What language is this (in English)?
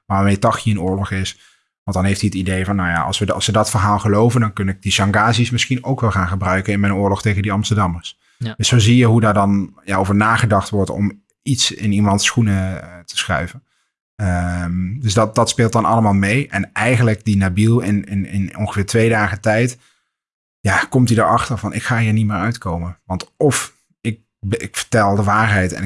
Dutch